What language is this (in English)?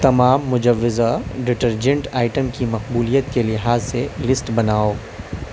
Urdu